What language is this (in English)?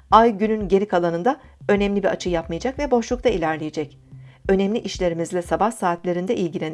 Turkish